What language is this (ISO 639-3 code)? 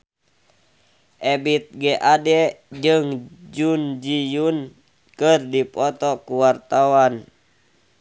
sun